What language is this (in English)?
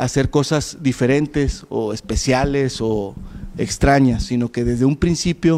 Spanish